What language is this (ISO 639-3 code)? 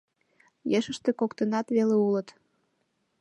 chm